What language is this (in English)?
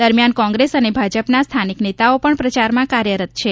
Gujarati